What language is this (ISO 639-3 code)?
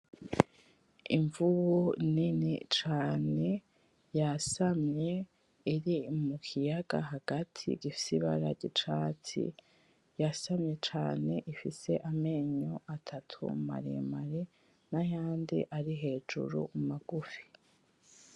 run